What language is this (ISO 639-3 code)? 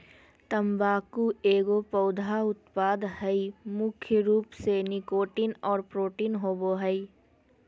mag